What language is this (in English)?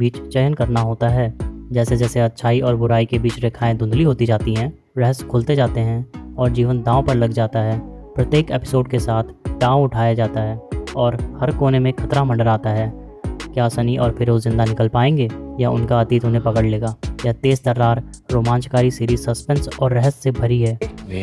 Hindi